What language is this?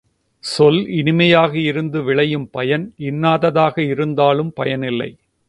Tamil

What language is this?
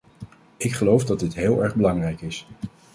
Dutch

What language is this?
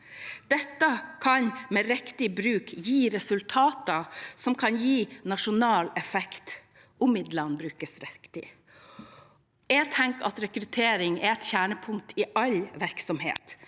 Norwegian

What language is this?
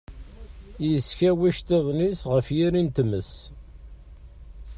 Kabyle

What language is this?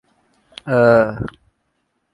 Urdu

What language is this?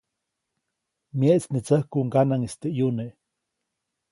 Copainalá Zoque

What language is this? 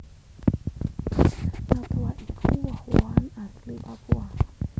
Javanese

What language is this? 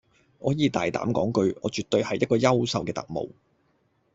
Cantonese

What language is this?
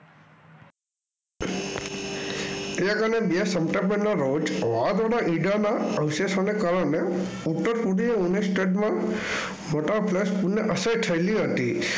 Gujarati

